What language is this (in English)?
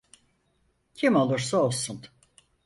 Turkish